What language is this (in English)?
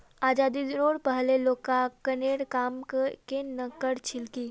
Magahi